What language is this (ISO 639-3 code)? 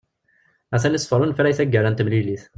kab